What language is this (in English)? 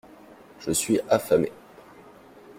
French